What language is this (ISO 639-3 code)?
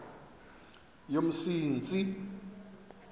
xho